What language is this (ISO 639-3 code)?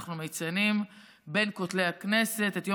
heb